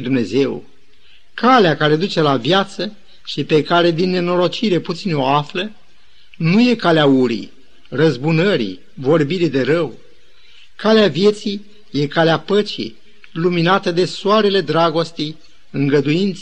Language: Romanian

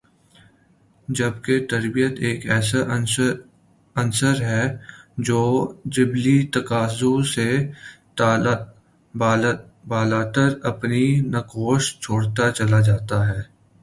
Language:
Urdu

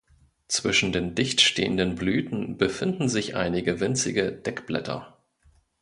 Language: German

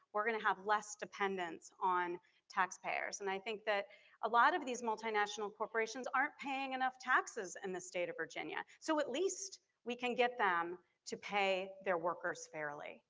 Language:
English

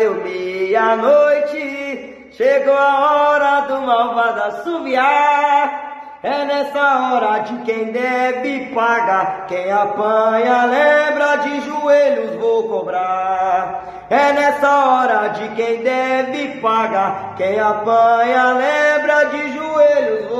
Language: Portuguese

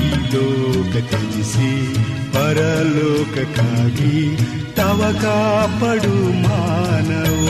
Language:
Kannada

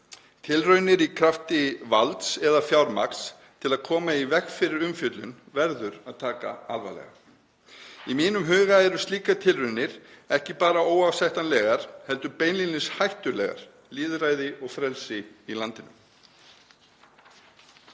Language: Icelandic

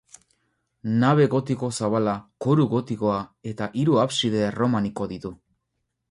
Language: Basque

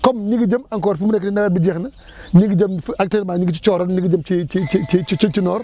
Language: Wolof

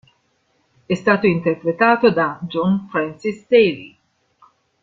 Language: Italian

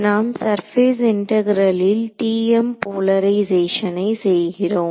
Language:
Tamil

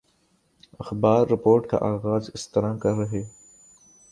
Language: Urdu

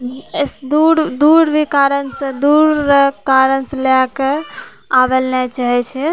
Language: Maithili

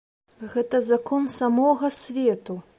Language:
Belarusian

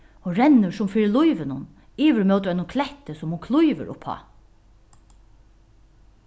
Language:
Faroese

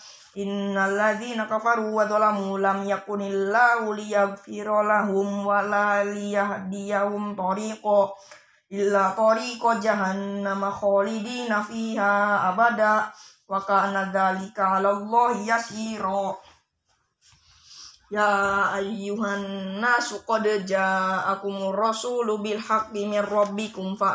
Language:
Indonesian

